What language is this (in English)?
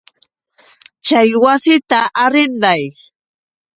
Yauyos Quechua